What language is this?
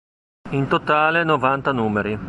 Italian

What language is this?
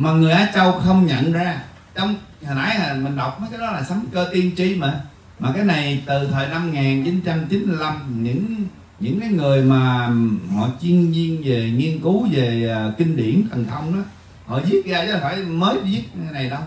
Vietnamese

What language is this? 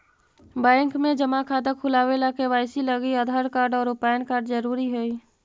Magahi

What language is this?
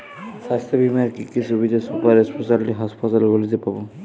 Bangla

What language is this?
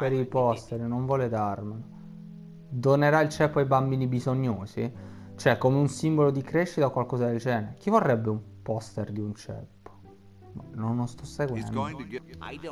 Italian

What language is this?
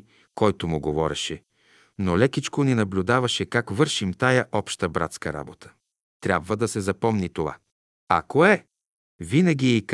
Bulgarian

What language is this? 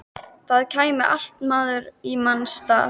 Icelandic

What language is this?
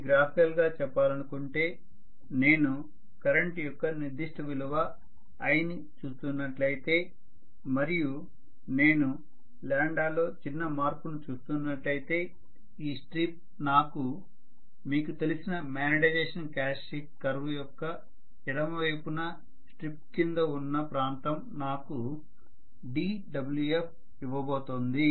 Telugu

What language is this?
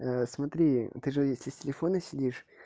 Russian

